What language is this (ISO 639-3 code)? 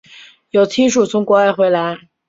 zho